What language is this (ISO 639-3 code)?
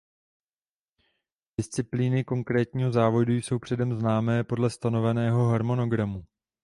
ces